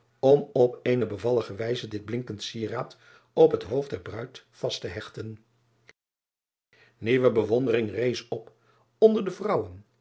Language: Dutch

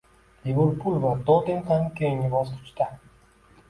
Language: Uzbek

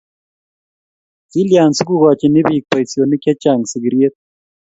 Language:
Kalenjin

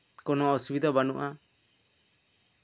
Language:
Santali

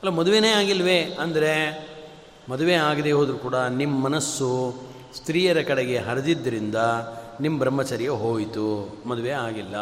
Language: Kannada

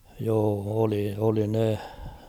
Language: Finnish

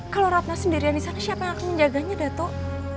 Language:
Indonesian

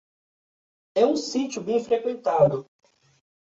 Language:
Portuguese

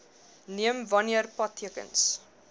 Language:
Afrikaans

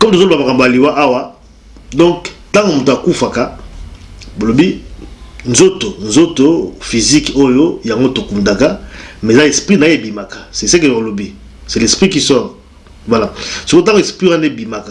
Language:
French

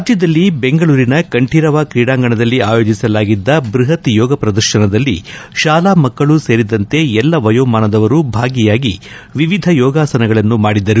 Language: Kannada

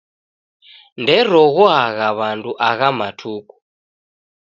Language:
Taita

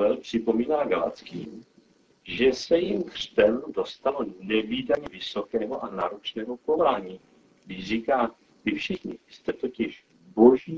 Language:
Czech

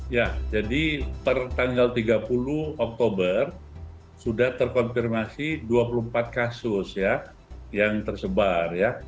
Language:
Indonesian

